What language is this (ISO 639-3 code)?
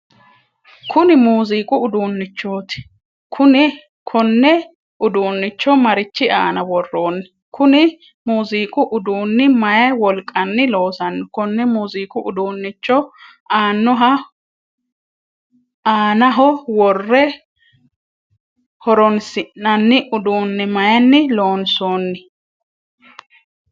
sid